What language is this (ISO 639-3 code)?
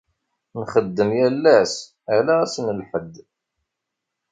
kab